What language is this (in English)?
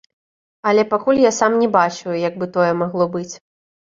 Belarusian